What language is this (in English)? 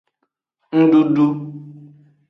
Aja (Benin)